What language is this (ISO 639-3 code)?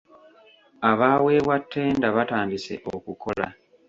lug